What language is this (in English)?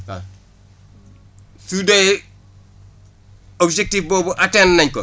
Wolof